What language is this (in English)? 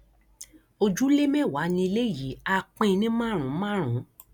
Yoruba